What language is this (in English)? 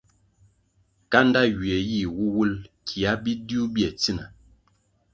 Kwasio